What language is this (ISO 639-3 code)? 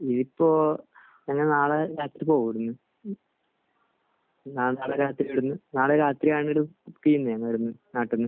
mal